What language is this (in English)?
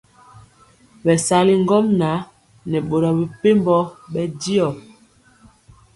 Mpiemo